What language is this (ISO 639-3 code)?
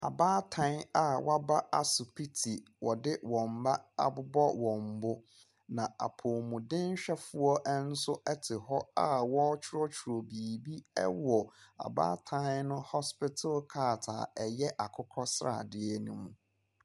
aka